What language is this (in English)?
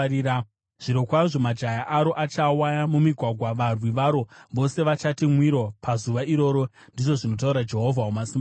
Shona